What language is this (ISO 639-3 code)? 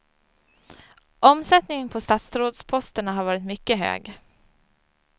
swe